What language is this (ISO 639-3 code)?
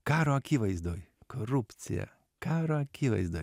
lit